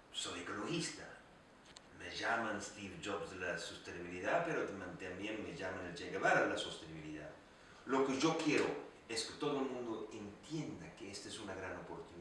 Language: Spanish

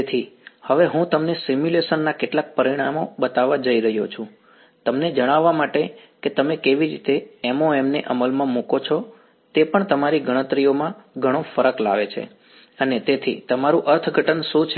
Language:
Gujarati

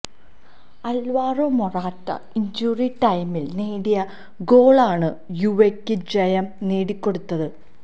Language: Malayalam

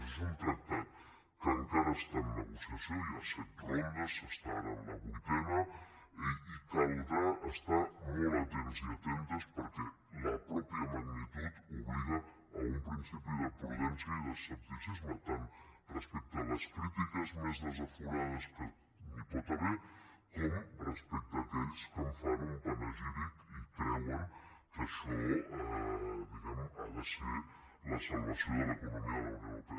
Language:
Catalan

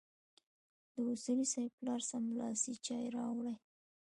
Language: Pashto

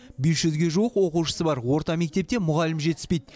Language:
Kazakh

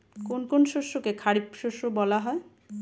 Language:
Bangla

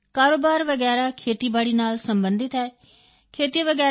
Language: Punjabi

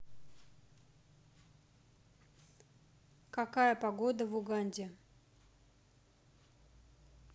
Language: Russian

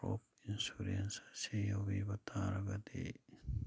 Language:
Manipuri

